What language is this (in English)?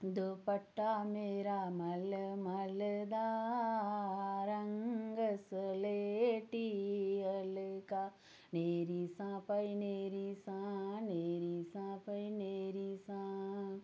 Dogri